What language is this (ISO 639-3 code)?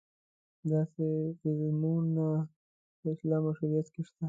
pus